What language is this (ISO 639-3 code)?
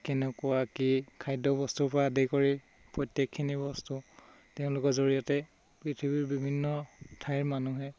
asm